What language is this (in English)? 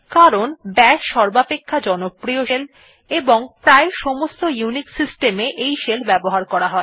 Bangla